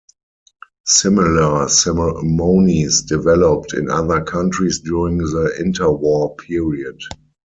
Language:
English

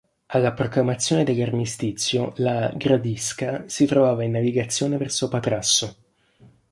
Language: Italian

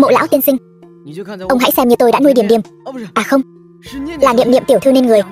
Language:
Vietnamese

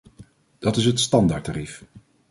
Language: Dutch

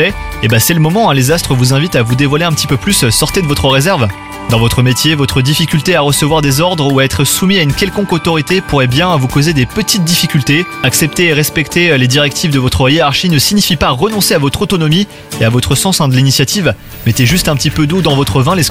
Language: French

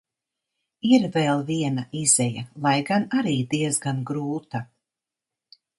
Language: Latvian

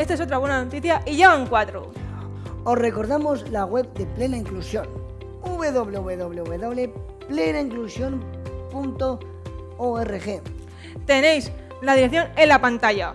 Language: Spanish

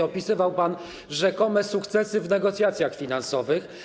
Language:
Polish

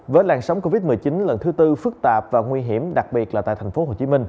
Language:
Vietnamese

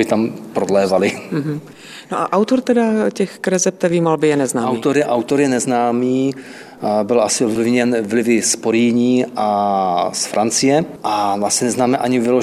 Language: Czech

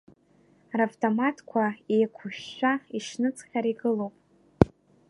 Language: Abkhazian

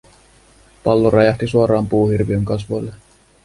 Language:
Finnish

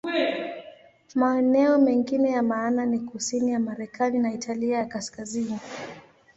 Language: Swahili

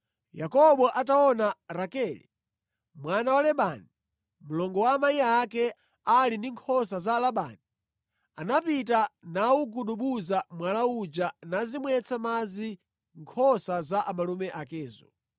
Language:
Nyanja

